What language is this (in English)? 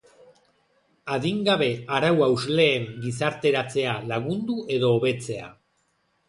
Basque